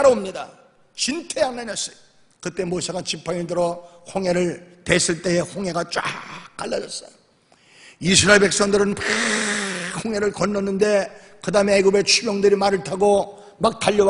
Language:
Korean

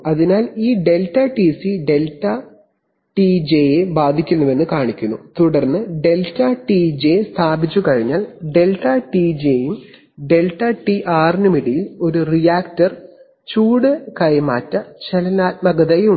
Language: Malayalam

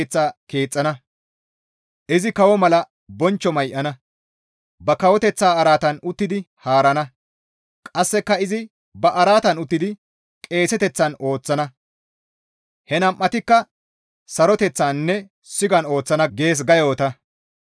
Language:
Gamo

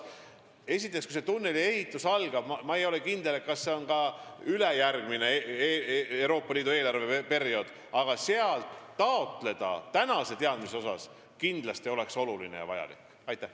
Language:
Estonian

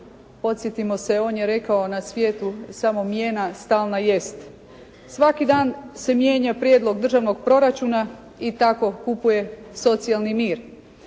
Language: Croatian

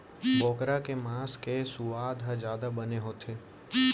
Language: Chhattisgarhi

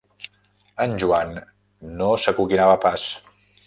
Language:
Catalan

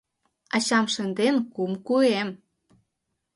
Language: Mari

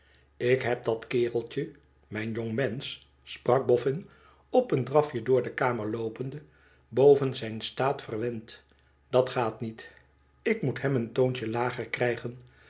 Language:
Dutch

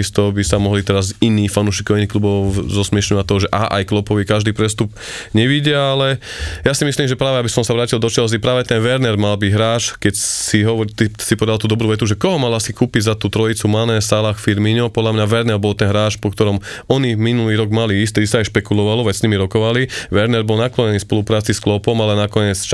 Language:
Slovak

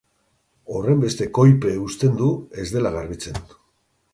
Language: Basque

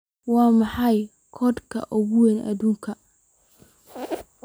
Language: Somali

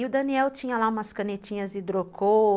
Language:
Portuguese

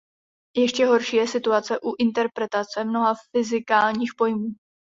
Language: Czech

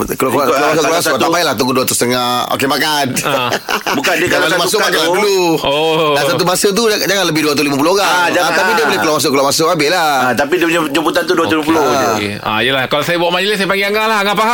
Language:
Malay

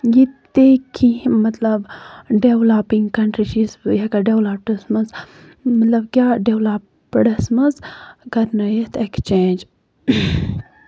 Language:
Kashmiri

